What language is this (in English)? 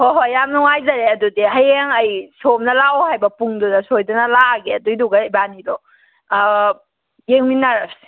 Manipuri